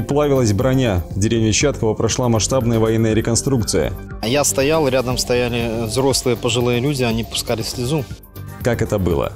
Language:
Russian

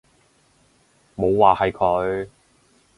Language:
Cantonese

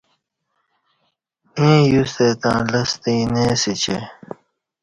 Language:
Kati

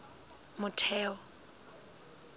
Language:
Southern Sotho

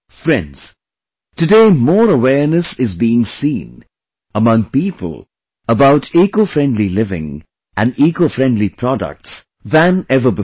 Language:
English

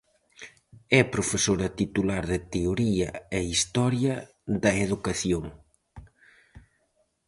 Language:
Galician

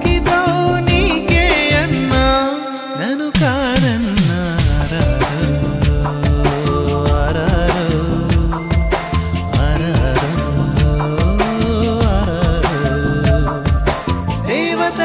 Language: Arabic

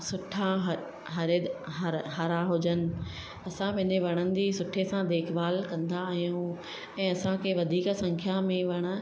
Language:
Sindhi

